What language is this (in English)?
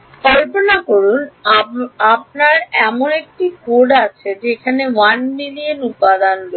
Bangla